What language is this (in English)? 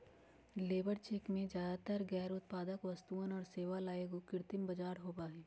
Magahi